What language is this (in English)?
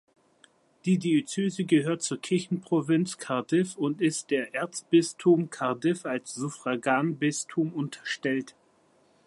German